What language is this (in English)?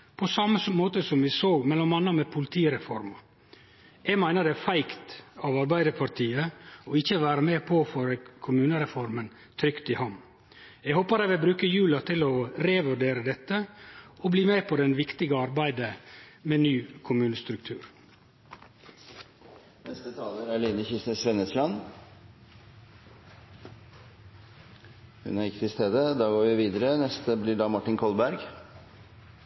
Norwegian